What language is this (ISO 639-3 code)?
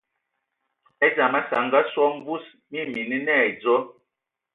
ewo